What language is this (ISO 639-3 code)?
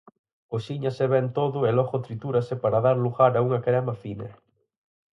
glg